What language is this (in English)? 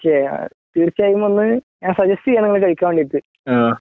Malayalam